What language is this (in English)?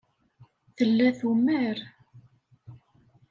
Kabyle